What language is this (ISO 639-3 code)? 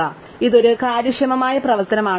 mal